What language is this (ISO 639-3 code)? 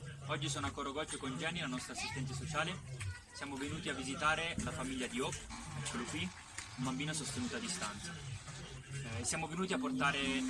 ita